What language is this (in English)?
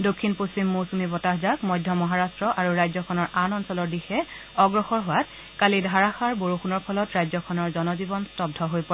Assamese